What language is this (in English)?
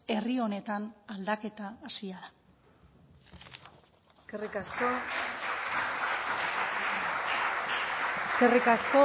Basque